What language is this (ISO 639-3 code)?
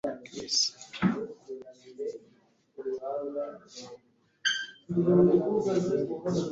kin